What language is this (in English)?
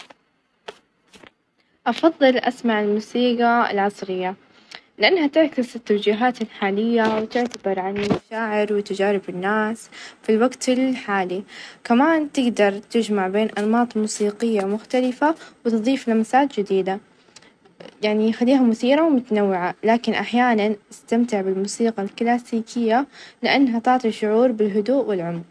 Najdi Arabic